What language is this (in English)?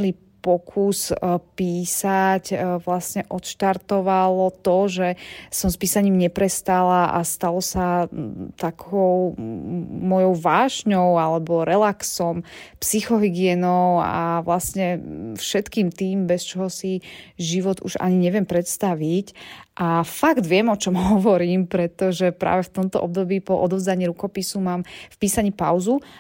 Slovak